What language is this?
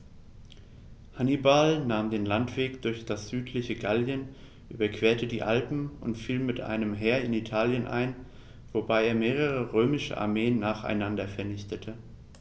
German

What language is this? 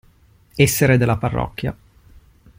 Italian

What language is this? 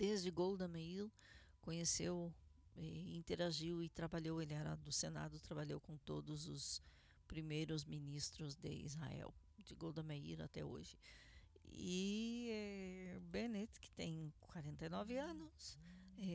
Portuguese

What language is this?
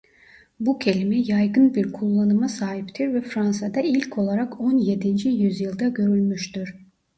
Turkish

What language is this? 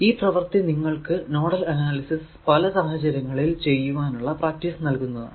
Malayalam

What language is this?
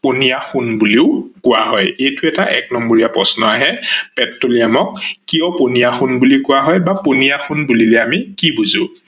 Assamese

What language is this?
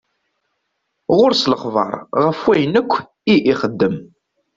Kabyle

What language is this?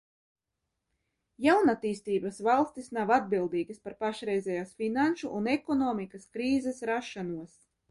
Latvian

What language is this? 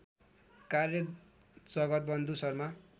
Nepali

